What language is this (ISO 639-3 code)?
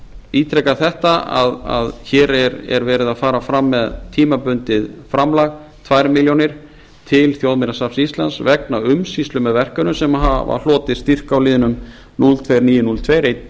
isl